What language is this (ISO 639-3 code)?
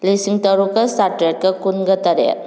mni